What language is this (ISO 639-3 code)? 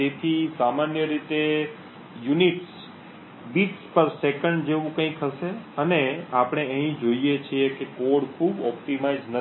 guj